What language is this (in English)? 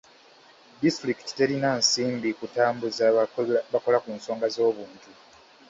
Ganda